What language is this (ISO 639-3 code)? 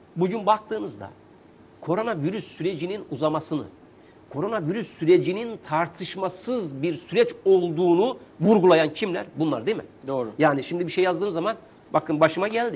tur